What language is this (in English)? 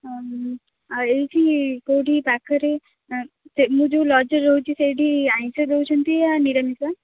Odia